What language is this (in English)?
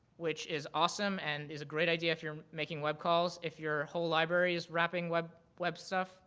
English